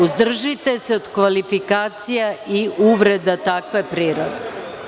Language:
Serbian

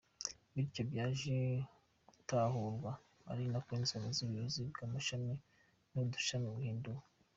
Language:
Kinyarwanda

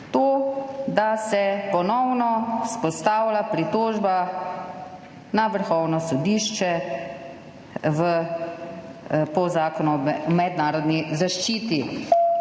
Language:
Slovenian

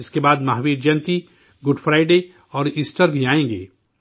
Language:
Urdu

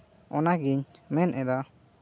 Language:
Santali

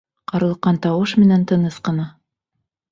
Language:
Bashkir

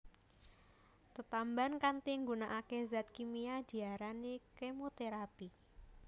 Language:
Javanese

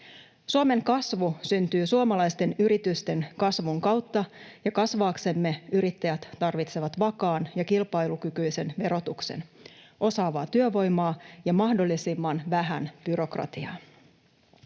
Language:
Finnish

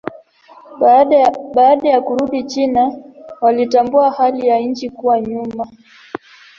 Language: Swahili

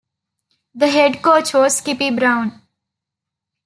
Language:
English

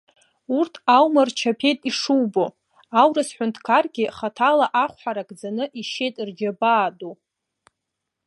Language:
Abkhazian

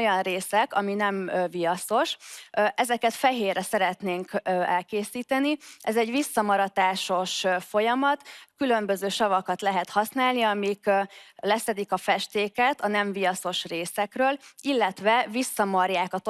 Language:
Hungarian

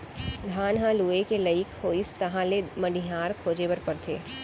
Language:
Chhattisgarhi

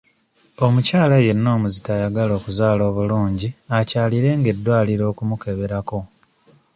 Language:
Ganda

